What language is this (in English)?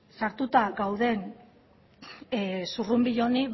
Basque